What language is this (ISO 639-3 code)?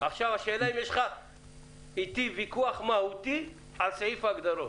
heb